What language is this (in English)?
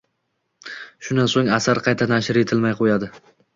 Uzbek